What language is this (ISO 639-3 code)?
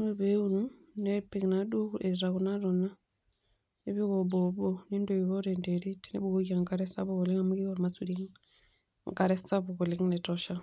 mas